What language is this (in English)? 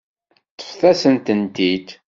Kabyle